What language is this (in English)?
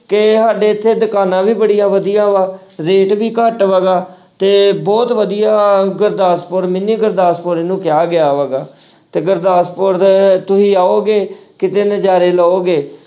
Punjabi